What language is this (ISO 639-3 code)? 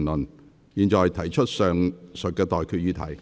yue